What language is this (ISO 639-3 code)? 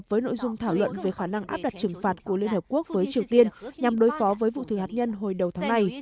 vie